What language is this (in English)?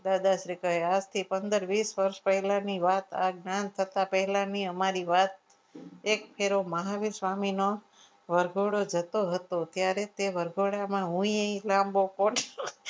Gujarati